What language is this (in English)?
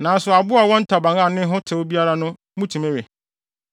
Akan